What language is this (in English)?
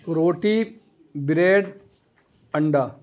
Urdu